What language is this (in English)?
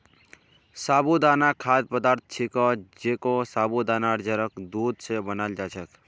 Magahi